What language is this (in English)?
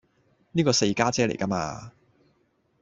Cantonese